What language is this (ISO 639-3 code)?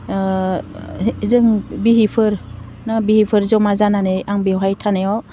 brx